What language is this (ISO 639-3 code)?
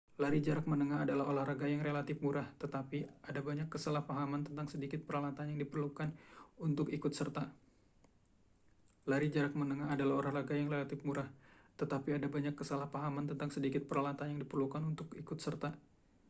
ind